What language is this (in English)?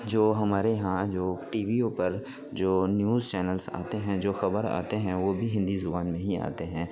Urdu